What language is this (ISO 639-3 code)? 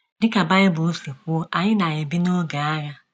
ibo